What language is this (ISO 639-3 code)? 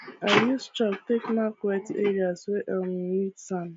pcm